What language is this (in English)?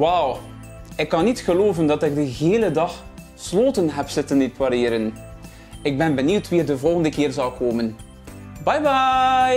Dutch